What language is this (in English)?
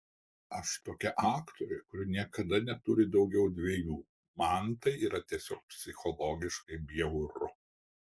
Lithuanian